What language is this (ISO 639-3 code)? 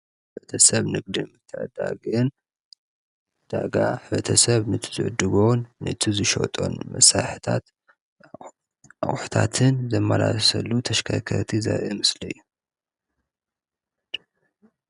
tir